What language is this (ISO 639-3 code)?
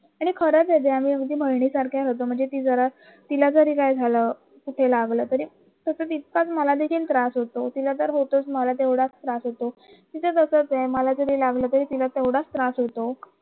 mar